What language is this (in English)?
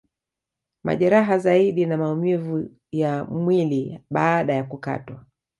Swahili